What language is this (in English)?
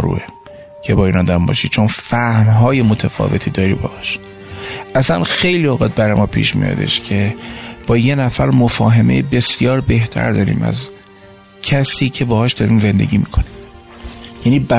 Persian